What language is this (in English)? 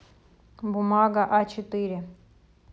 Russian